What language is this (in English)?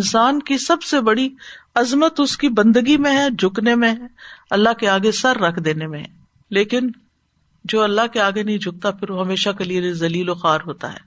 Urdu